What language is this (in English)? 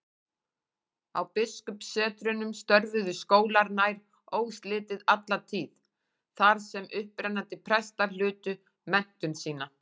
Icelandic